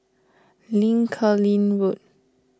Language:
English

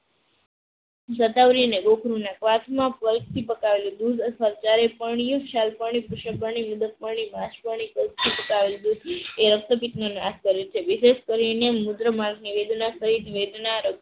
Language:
Gujarati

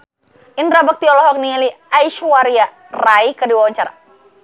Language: Sundanese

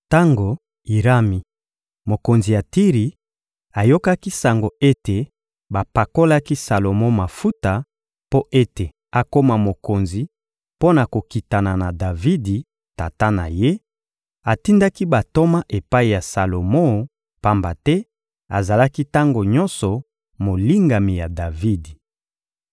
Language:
Lingala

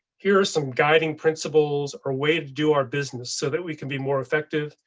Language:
English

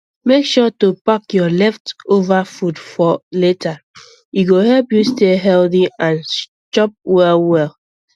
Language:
Nigerian Pidgin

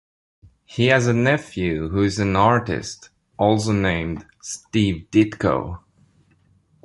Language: English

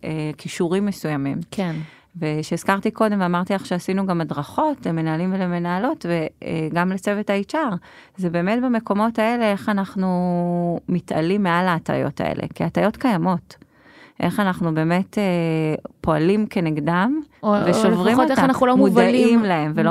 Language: Hebrew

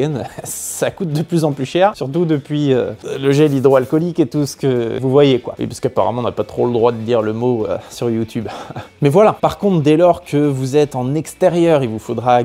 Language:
French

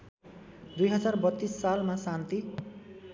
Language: Nepali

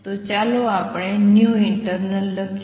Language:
Gujarati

